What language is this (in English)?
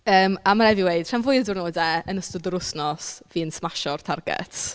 Welsh